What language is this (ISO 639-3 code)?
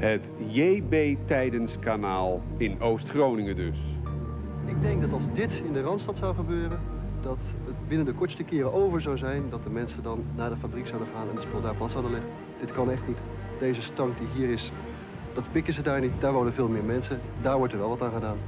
nld